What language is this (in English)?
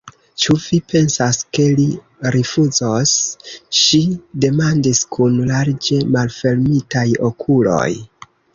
Esperanto